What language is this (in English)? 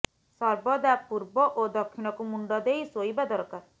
Odia